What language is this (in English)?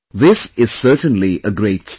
English